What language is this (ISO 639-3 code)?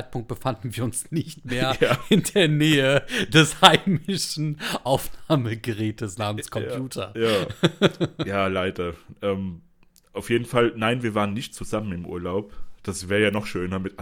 deu